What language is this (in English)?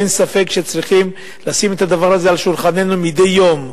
Hebrew